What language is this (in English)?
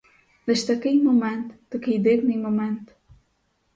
Ukrainian